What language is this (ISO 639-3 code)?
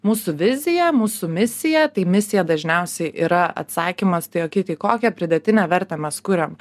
lit